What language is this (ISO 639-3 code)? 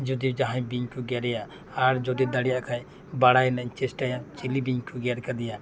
sat